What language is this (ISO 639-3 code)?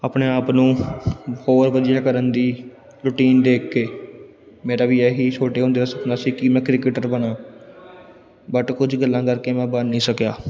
pan